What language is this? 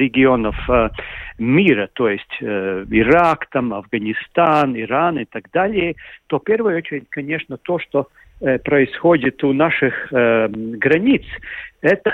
Russian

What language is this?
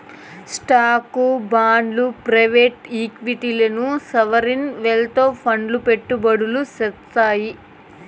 Telugu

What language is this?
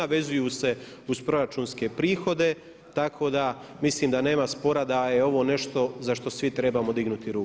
Croatian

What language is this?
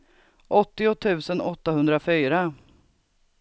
Swedish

